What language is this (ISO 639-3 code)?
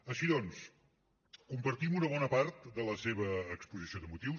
cat